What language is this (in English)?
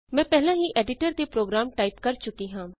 Punjabi